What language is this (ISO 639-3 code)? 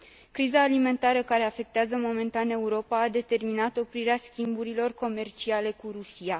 ron